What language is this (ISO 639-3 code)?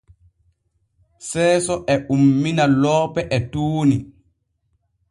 fue